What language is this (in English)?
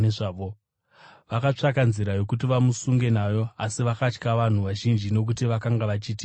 Shona